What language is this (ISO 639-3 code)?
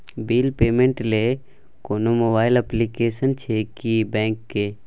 mai